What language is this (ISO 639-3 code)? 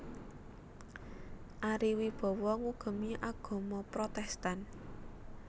jav